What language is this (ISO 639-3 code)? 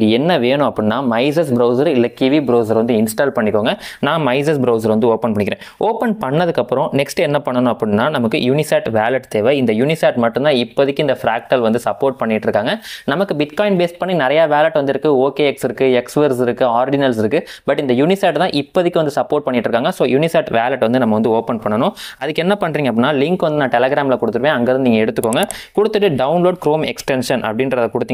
tam